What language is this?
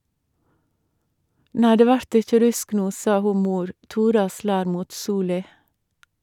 Norwegian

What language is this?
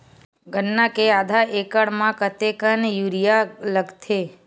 Chhattisgarhi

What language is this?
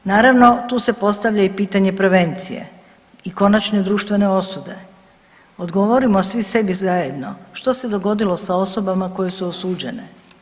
Croatian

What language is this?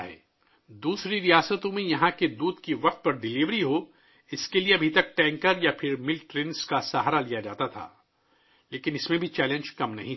Urdu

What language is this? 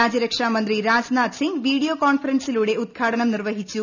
Malayalam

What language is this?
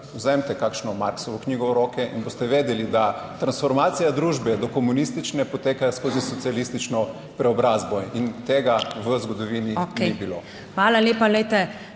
Slovenian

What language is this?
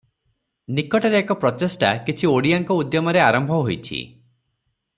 Odia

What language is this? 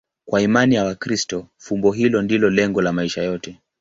Swahili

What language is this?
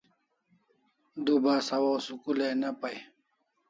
Kalasha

